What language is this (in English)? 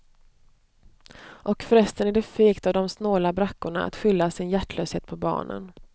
Swedish